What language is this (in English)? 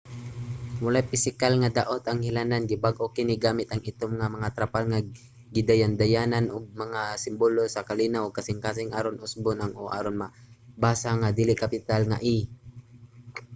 Cebuano